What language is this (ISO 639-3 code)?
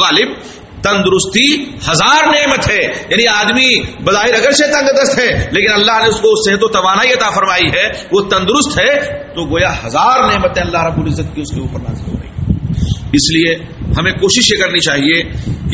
urd